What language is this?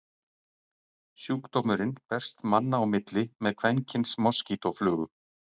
Icelandic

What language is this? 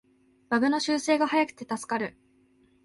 Japanese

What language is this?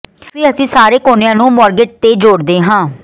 Punjabi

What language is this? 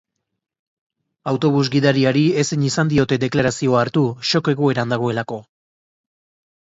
Basque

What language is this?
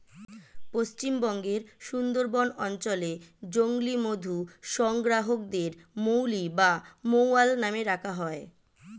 Bangla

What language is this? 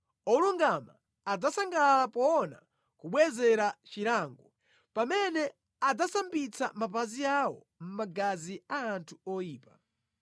Nyanja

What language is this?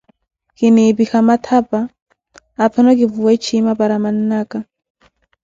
Koti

